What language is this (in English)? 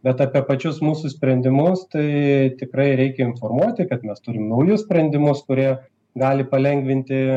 Lithuanian